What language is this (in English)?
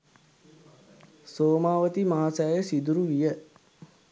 Sinhala